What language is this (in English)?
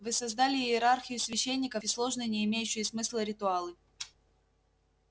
Russian